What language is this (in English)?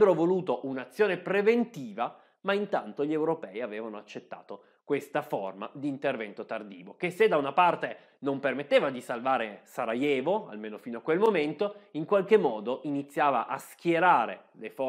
Italian